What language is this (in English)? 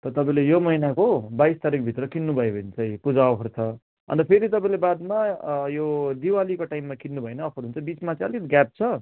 Nepali